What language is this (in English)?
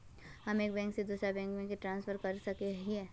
Magahi